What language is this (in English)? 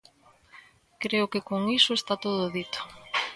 Galician